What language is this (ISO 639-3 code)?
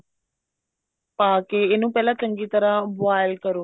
pan